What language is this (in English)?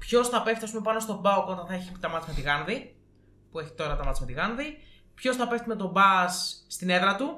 Greek